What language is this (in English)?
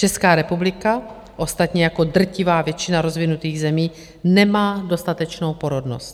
Czech